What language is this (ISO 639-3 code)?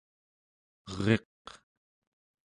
esu